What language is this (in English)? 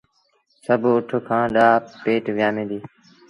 Sindhi Bhil